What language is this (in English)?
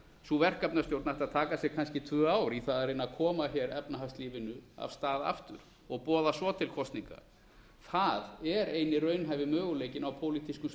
Icelandic